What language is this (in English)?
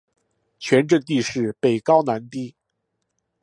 Chinese